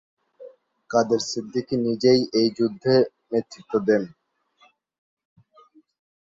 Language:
Bangla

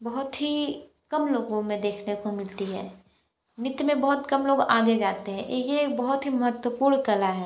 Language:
Hindi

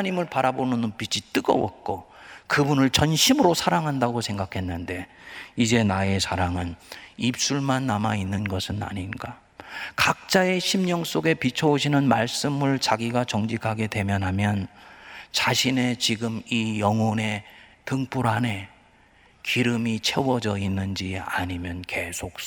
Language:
Korean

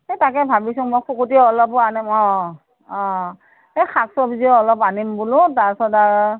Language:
Assamese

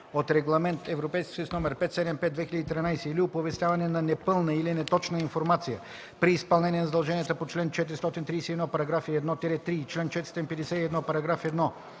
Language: Bulgarian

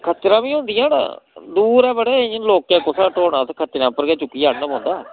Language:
Dogri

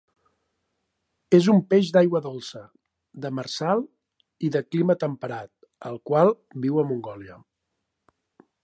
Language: Catalan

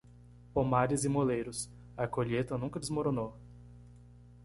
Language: Portuguese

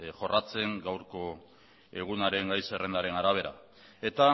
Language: Basque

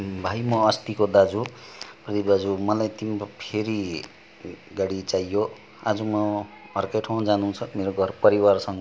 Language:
Nepali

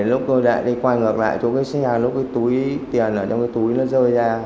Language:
Vietnamese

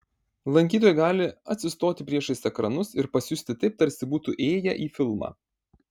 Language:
Lithuanian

